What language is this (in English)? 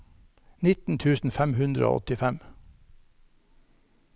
Norwegian